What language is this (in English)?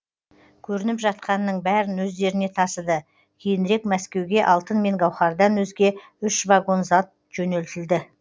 Kazakh